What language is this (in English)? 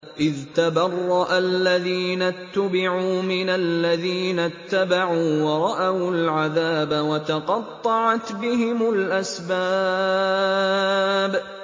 Arabic